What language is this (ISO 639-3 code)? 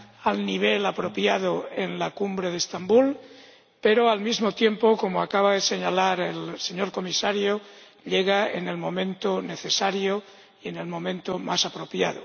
spa